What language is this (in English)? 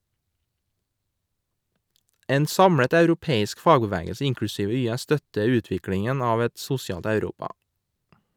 Norwegian